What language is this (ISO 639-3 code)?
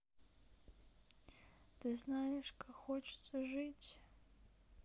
rus